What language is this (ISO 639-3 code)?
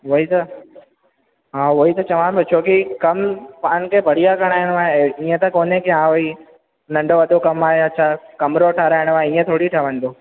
snd